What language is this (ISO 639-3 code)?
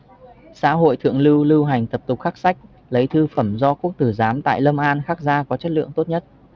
vie